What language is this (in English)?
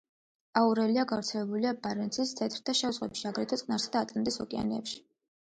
Georgian